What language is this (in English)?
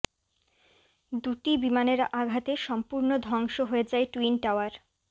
Bangla